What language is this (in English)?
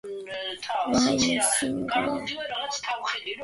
Georgian